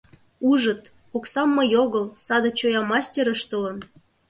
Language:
Mari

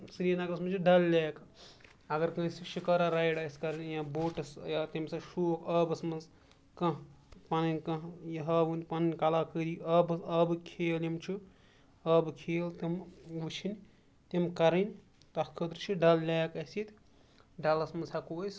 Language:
Kashmiri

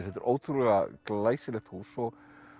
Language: Icelandic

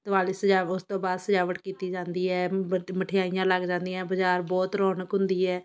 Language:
Punjabi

